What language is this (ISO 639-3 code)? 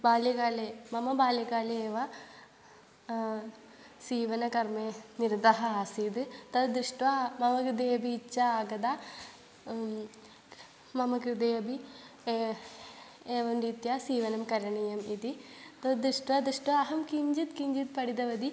san